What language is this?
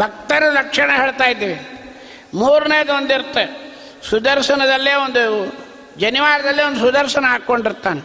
Kannada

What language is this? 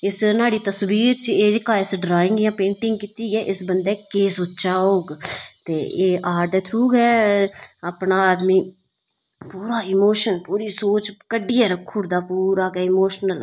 Dogri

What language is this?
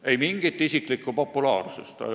Estonian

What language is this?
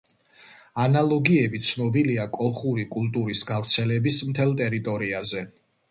Georgian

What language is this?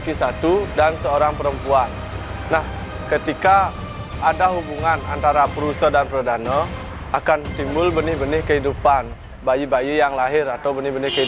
Indonesian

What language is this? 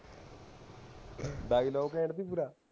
Punjabi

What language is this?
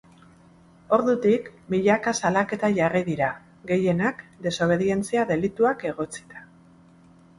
Basque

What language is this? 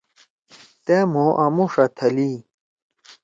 Torwali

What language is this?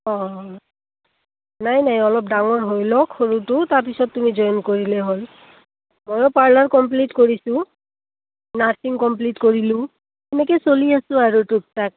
Assamese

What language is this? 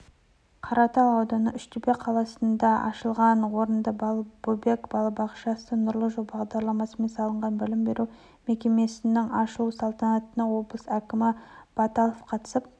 Kazakh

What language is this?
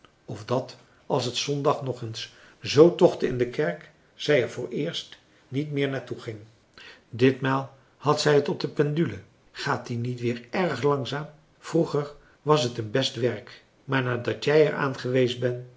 Dutch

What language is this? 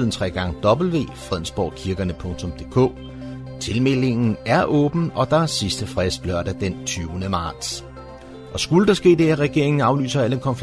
Danish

